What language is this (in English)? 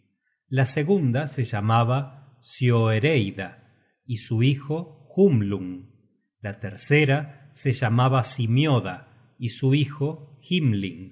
Spanish